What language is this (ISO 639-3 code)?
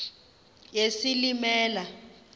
xho